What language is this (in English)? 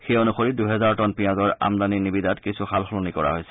Assamese